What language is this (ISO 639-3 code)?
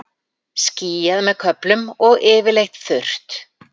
isl